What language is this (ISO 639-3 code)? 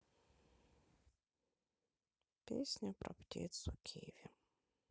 rus